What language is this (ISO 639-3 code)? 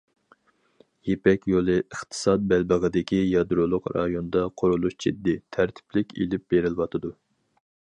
uig